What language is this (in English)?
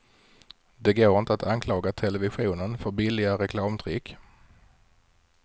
Swedish